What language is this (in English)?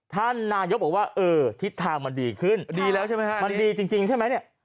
Thai